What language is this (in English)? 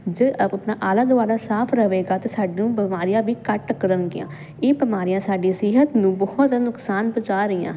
Punjabi